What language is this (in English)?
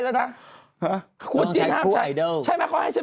Thai